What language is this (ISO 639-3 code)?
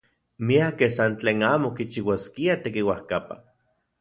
ncx